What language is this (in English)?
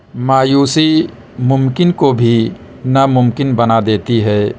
Urdu